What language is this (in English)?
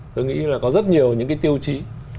Vietnamese